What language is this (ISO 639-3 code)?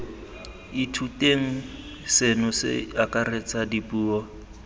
tsn